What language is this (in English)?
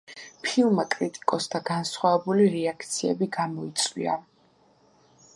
Georgian